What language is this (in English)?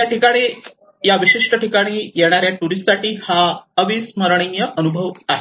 Marathi